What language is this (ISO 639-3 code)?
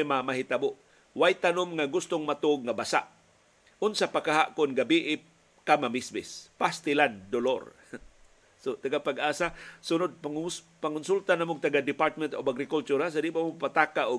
fil